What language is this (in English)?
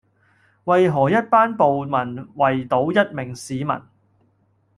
Cantonese